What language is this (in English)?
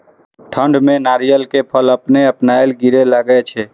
Maithili